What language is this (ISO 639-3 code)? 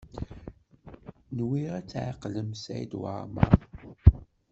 kab